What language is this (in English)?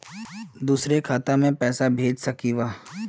Magahi